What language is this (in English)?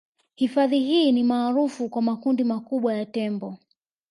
Swahili